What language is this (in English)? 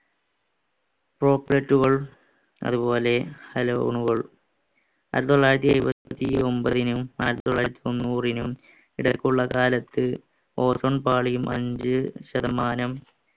Malayalam